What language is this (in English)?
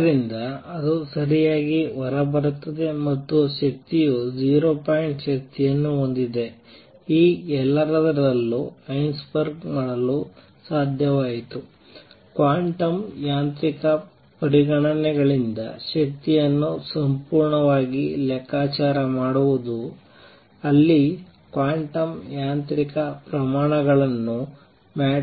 Kannada